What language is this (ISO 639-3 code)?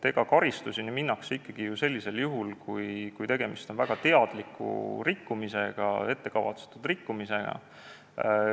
est